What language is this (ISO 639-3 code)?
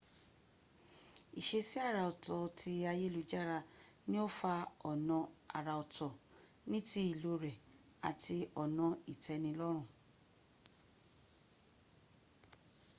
yor